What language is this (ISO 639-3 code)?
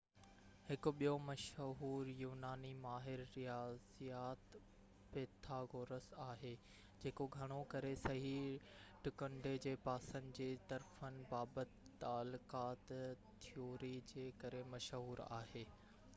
snd